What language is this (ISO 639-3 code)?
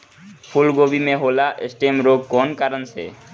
bho